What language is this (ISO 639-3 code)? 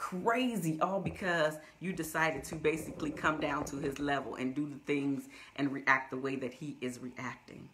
eng